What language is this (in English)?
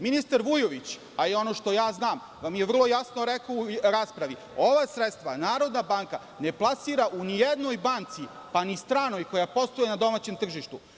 Serbian